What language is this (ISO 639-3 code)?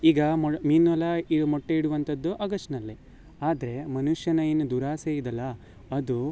kan